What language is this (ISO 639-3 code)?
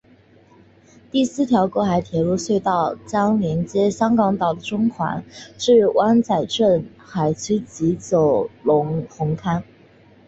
zho